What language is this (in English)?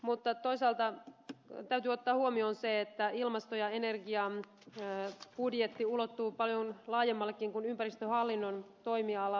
Finnish